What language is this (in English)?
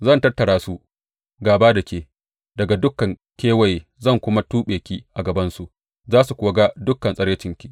Hausa